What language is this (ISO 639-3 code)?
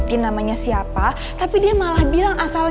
ind